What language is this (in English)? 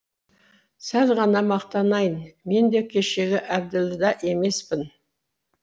Kazakh